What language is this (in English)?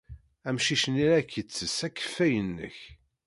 Kabyle